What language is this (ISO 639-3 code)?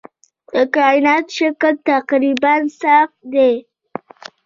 pus